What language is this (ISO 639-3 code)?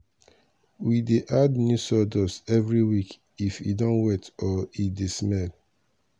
pcm